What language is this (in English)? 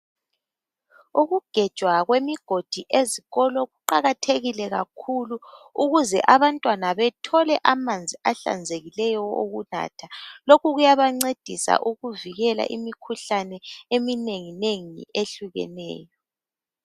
North Ndebele